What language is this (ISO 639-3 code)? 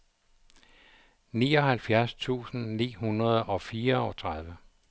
dan